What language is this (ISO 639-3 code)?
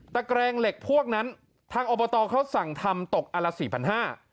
tha